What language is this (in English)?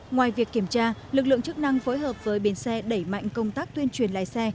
Vietnamese